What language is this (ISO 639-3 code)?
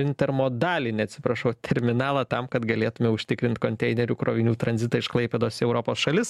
lit